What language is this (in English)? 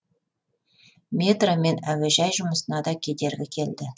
Kazakh